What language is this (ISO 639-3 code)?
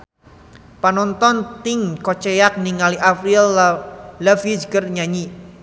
sun